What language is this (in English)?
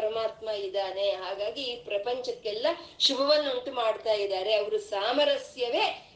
Kannada